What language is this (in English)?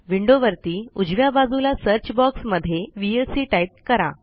Marathi